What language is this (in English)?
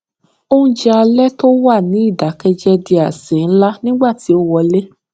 Yoruba